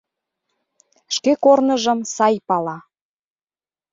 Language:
Mari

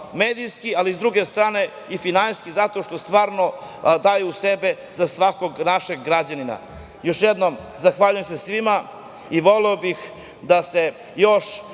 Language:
Serbian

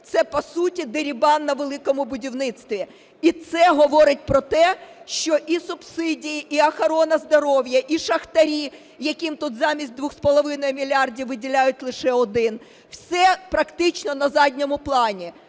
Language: Ukrainian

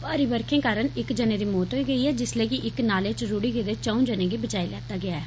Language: Dogri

